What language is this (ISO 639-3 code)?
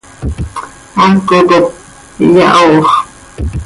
sei